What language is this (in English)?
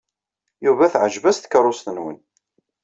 Kabyle